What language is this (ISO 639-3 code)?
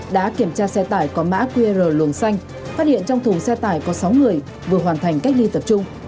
vie